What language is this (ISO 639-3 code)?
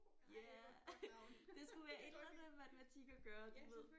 dan